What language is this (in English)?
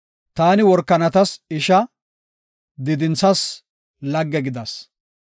Gofa